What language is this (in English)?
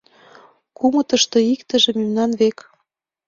Mari